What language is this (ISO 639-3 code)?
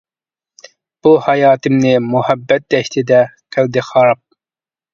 uig